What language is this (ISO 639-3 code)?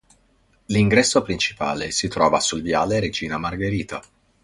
ita